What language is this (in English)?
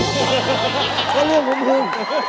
Thai